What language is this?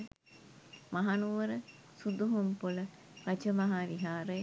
Sinhala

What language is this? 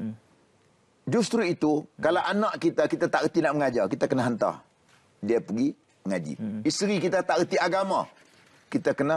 Malay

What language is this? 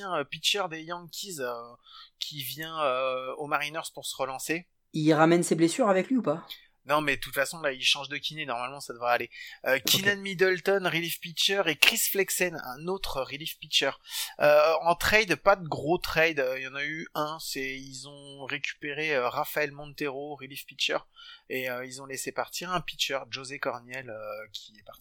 French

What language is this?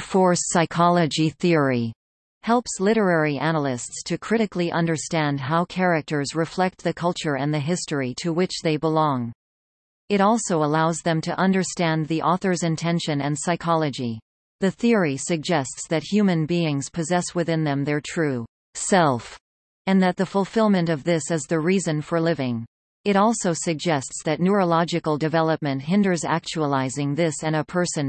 English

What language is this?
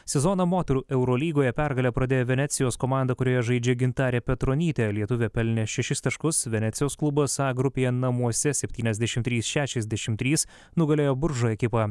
Lithuanian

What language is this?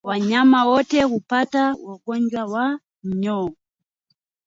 Swahili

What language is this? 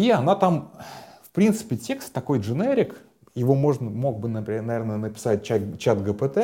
Russian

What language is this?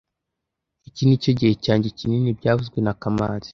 Kinyarwanda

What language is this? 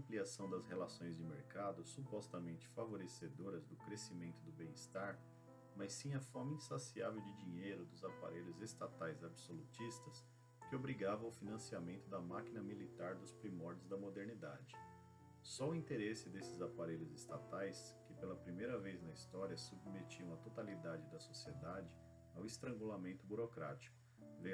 Portuguese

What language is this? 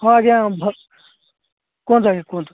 Odia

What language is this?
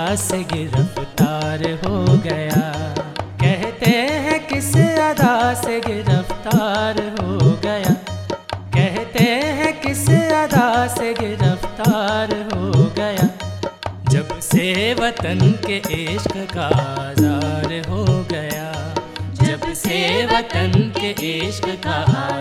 Hindi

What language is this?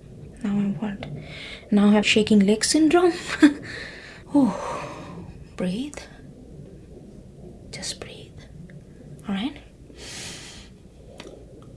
English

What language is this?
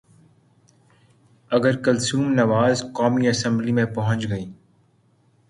Urdu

